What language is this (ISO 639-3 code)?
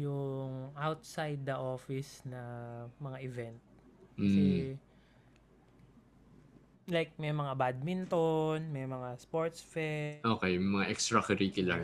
fil